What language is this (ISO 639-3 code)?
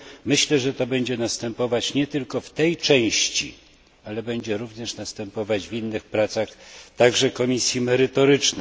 pol